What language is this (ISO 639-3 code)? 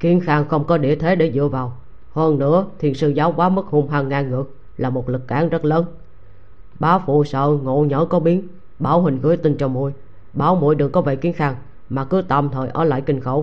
vie